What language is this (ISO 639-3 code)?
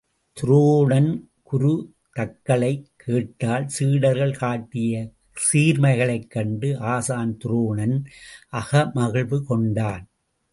tam